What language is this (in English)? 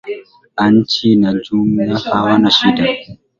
Swahili